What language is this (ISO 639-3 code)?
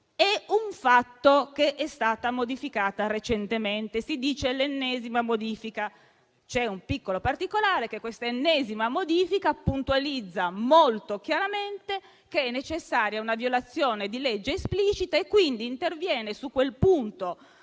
ita